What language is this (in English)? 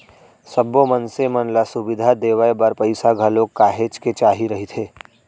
Chhattisgarhi